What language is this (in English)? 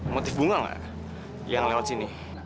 Indonesian